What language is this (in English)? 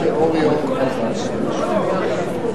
Hebrew